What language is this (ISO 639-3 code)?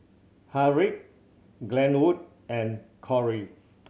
eng